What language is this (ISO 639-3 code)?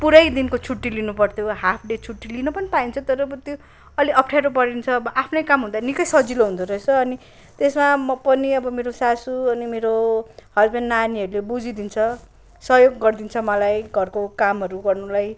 nep